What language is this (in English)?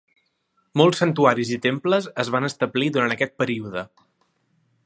Catalan